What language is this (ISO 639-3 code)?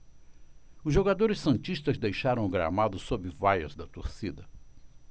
por